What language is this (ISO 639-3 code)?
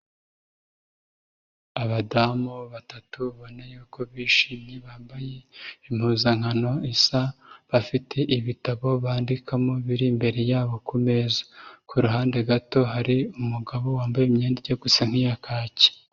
kin